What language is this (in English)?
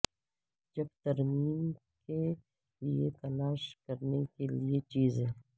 Urdu